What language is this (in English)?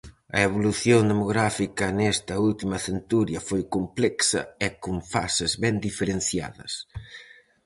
Galician